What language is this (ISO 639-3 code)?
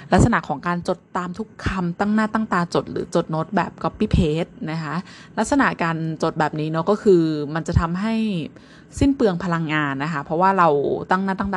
tha